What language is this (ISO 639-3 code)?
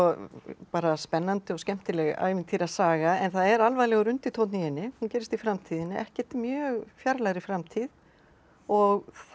isl